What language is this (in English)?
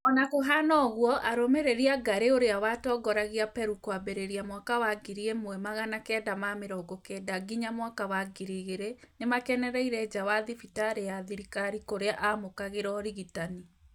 Kikuyu